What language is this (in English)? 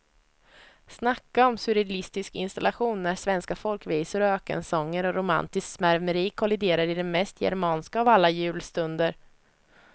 Swedish